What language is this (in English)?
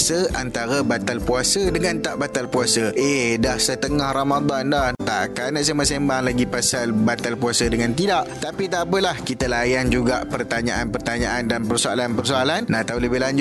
Malay